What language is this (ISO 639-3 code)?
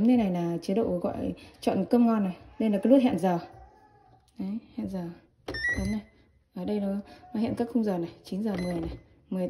vie